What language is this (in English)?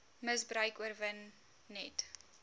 Afrikaans